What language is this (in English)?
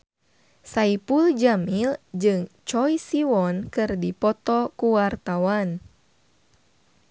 Sundanese